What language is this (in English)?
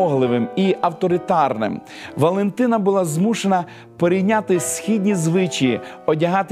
Ukrainian